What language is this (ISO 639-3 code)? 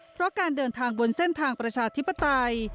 tha